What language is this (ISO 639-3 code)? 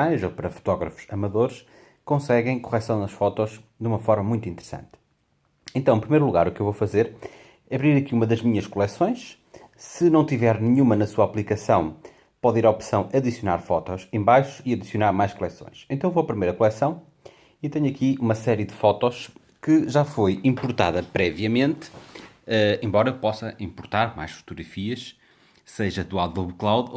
por